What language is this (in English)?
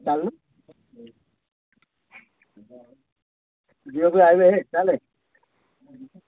Odia